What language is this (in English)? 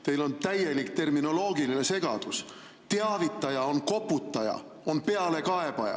Estonian